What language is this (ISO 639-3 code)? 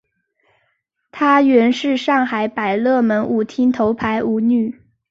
zho